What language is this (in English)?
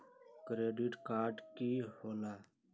Magahi